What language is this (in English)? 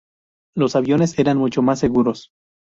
Spanish